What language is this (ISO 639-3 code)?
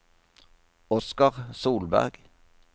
nor